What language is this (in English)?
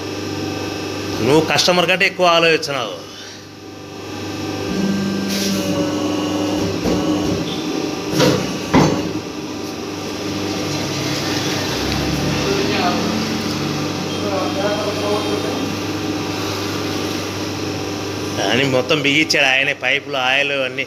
Thai